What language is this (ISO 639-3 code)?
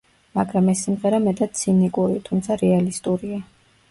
kat